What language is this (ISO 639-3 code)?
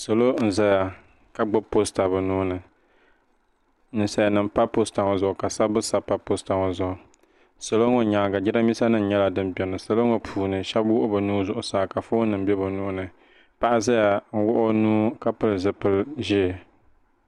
dag